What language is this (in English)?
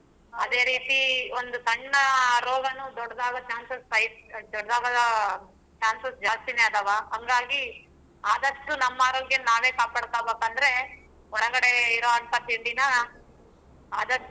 Kannada